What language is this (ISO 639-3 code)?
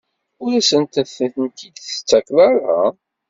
kab